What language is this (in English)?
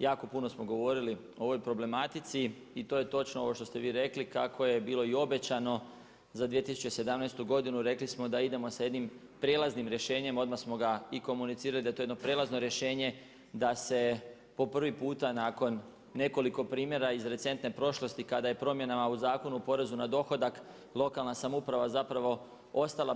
Croatian